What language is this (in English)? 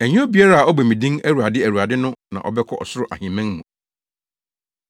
Akan